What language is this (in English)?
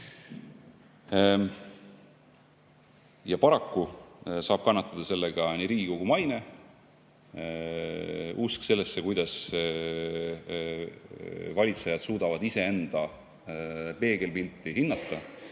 Estonian